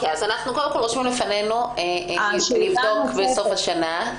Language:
Hebrew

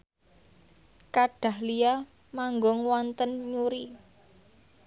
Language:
Javanese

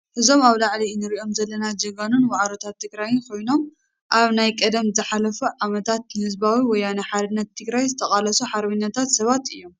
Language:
Tigrinya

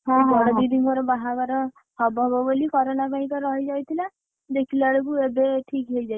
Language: Odia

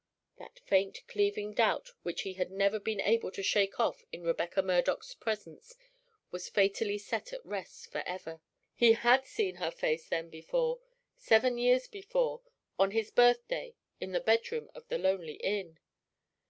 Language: English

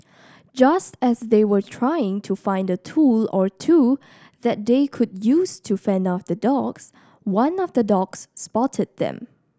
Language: English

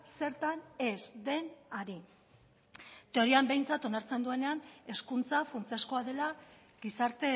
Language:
Basque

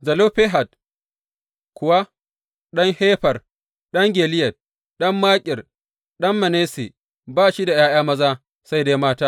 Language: Hausa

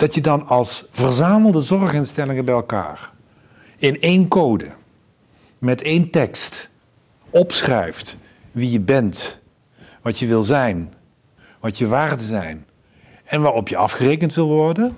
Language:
Dutch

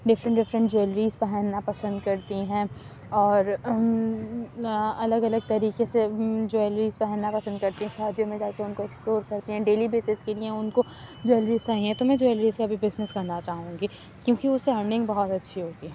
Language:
Urdu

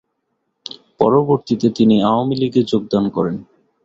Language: Bangla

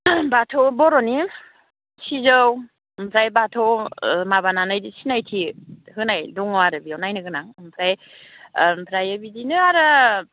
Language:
Bodo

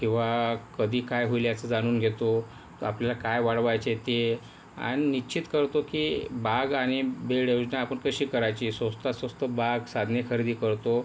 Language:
Marathi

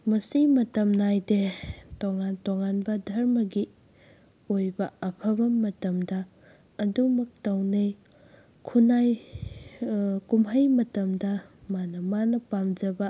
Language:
Manipuri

